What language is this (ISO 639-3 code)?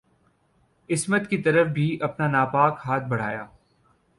urd